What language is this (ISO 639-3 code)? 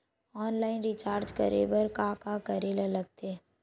hne